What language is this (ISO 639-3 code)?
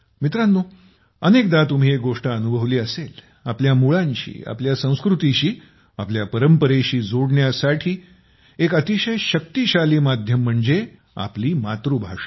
mar